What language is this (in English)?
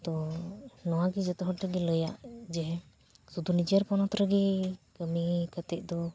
Santali